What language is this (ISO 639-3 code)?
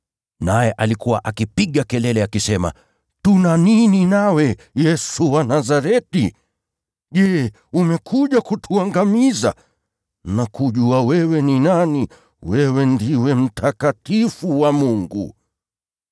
swa